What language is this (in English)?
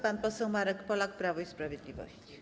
Polish